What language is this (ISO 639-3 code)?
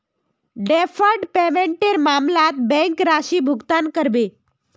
mag